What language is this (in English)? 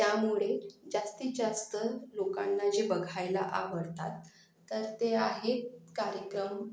Marathi